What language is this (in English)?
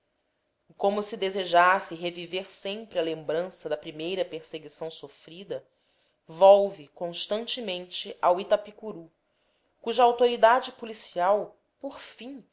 Portuguese